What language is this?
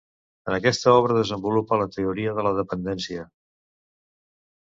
Catalan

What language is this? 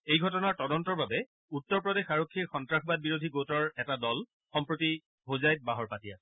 Assamese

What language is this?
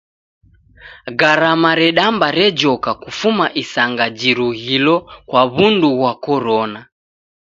Taita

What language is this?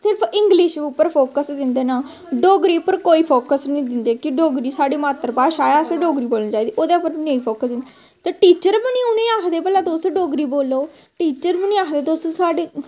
Dogri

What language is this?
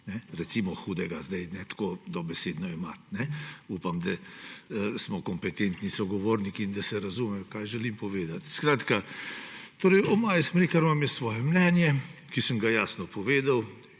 Slovenian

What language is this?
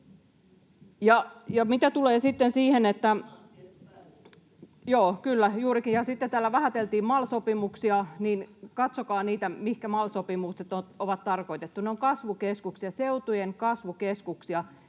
Finnish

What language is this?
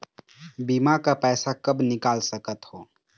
Chhattisgarhi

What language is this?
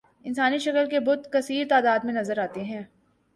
Urdu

